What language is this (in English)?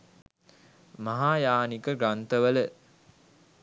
Sinhala